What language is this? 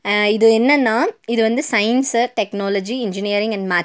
Tamil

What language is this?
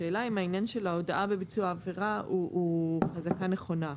Hebrew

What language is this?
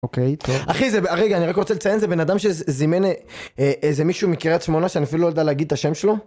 Hebrew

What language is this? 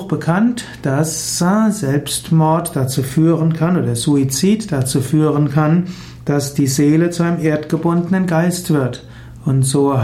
German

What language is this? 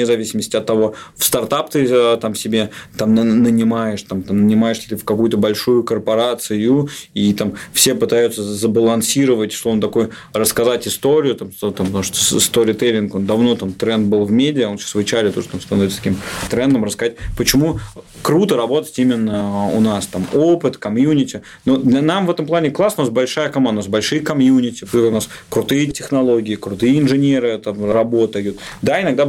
Russian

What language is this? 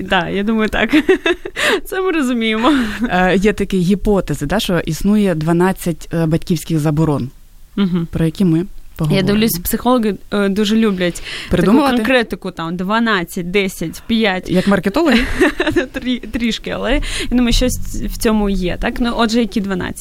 Ukrainian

